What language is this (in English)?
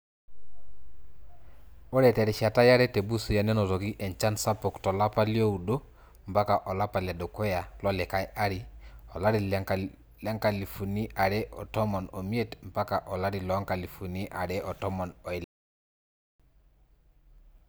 Masai